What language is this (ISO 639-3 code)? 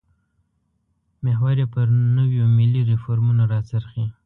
pus